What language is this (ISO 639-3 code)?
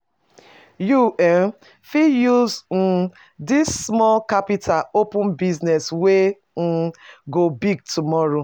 pcm